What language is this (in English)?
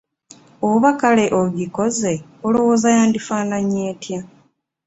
Ganda